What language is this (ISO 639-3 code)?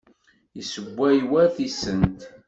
kab